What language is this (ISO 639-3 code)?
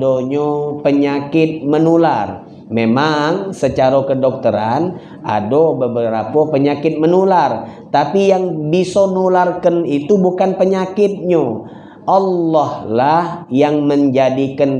ind